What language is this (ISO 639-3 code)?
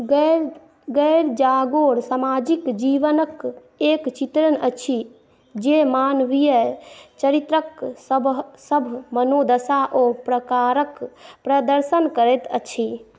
mai